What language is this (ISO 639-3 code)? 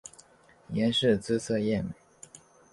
zho